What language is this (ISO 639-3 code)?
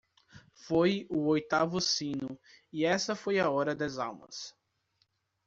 por